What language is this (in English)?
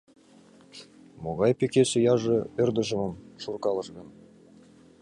Mari